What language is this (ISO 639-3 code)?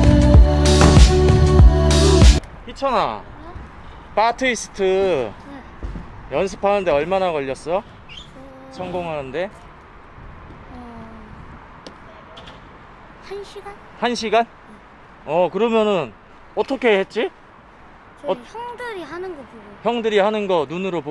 kor